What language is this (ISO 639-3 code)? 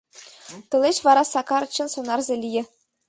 chm